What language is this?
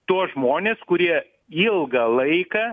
Lithuanian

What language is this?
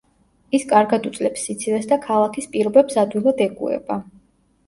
Georgian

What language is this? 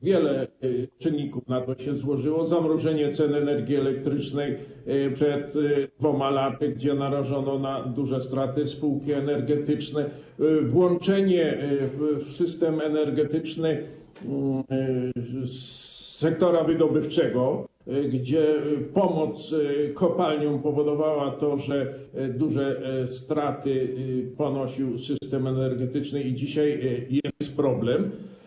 Polish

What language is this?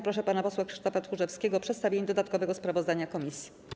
Polish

